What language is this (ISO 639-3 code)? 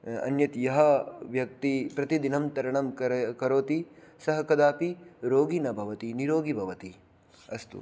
san